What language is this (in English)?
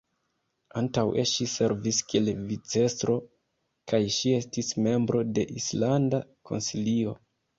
Esperanto